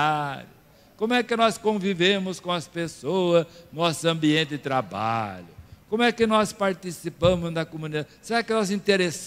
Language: Portuguese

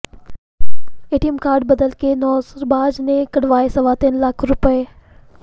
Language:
Punjabi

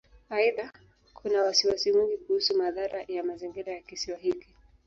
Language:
Swahili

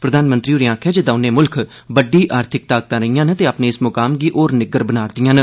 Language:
Dogri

